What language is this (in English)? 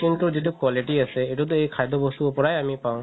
Assamese